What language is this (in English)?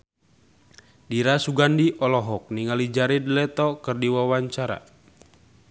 Sundanese